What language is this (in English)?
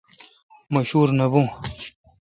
Kalkoti